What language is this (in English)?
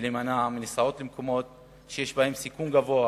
Hebrew